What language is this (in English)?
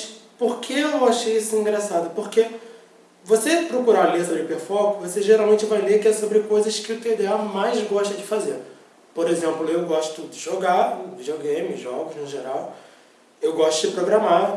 Portuguese